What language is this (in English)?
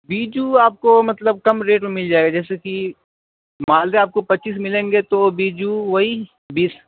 Urdu